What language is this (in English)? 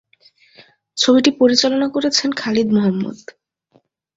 Bangla